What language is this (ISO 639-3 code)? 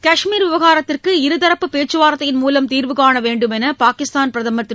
tam